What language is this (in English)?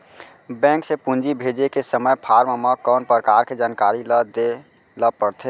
Chhattisgarhi